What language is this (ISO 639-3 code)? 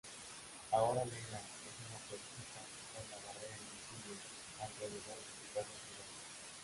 spa